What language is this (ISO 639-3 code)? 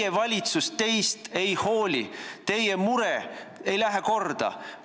est